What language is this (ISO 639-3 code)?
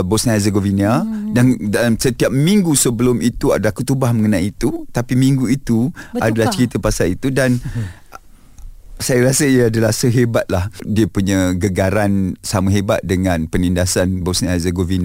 msa